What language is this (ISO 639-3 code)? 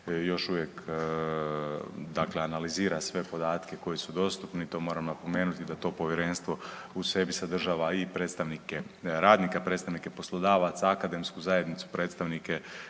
hrv